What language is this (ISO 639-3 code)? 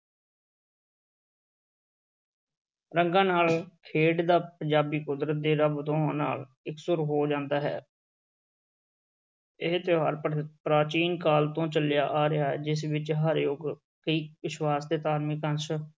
pan